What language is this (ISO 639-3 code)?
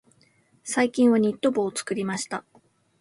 jpn